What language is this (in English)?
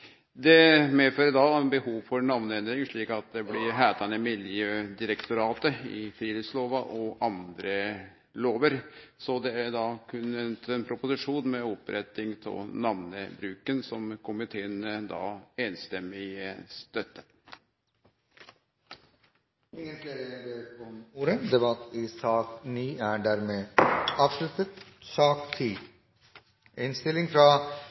Norwegian